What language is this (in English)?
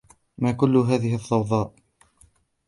Arabic